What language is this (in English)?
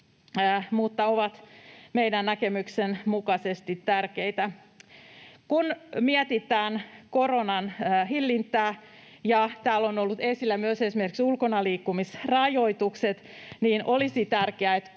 Finnish